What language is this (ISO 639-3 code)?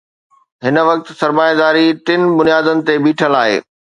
snd